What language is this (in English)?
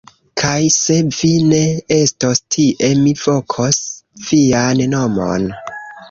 Esperanto